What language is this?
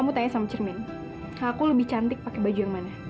Indonesian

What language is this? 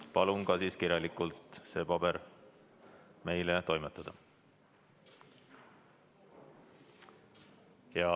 Estonian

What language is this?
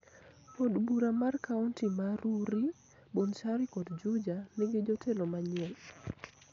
Luo (Kenya and Tanzania)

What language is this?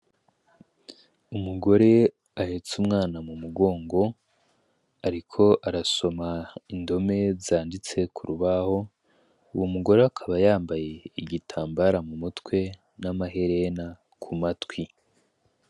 Rundi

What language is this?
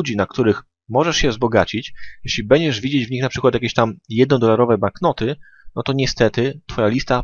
Polish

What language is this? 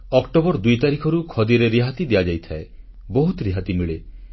Odia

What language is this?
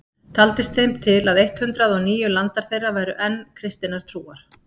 Icelandic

